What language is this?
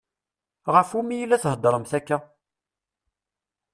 Kabyle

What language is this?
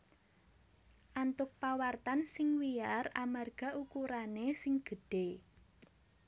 Javanese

